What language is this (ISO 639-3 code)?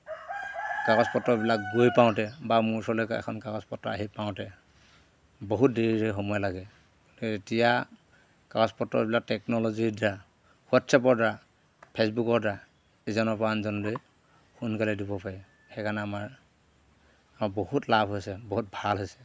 asm